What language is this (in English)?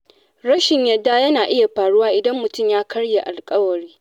Hausa